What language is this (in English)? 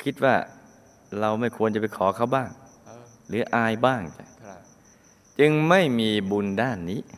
Thai